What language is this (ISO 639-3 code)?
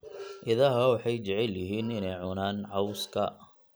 som